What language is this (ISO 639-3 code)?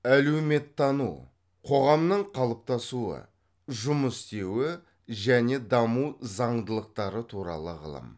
kaz